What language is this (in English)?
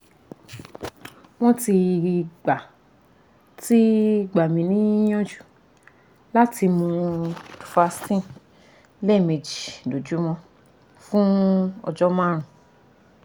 Yoruba